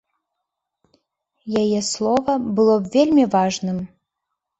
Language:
Belarusian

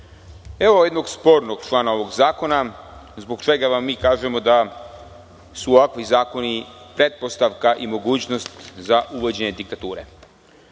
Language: Serbian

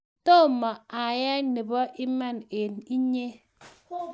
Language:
Kalenjin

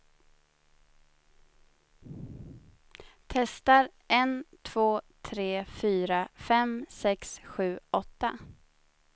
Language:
Swedish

